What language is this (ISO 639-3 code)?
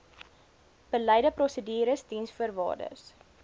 afr